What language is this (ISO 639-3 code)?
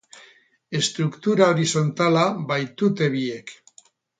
eus